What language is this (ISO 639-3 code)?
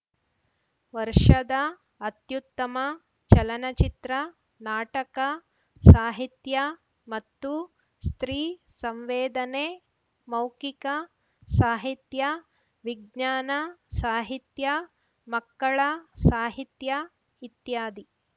kan